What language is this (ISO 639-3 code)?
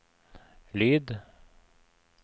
nor